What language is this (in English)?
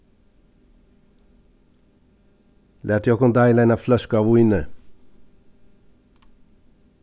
Faroese